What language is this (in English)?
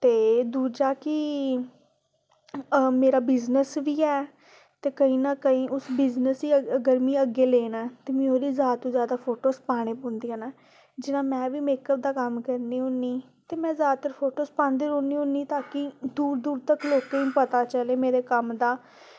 Dogri